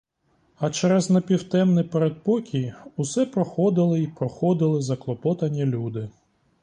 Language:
Ukrainian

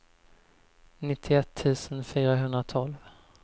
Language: Swedish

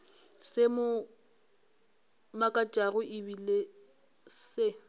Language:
Northern Sotho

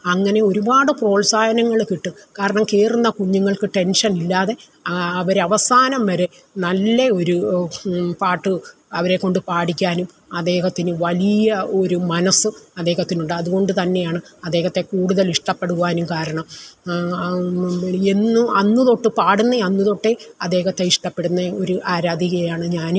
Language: Malayalam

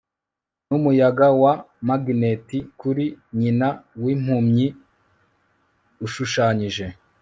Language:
Kinyarwanda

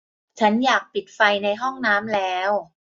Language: Thai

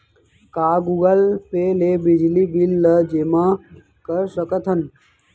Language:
Chhattisgarhi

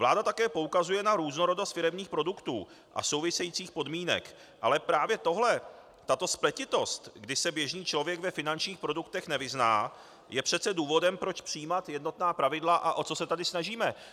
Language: Czech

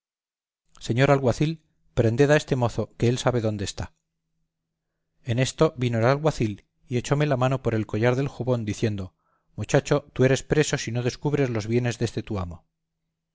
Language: Spanish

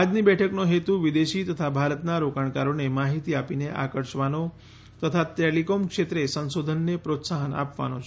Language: Gujarati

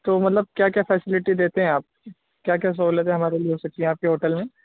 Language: Urdu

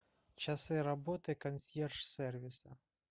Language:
Russian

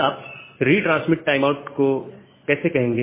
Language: Hindi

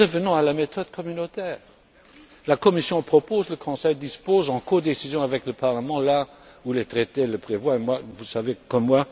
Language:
French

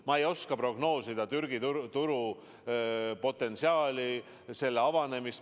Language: Estonian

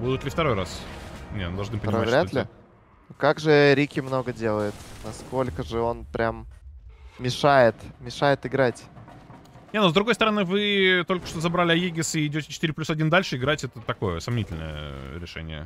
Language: Russian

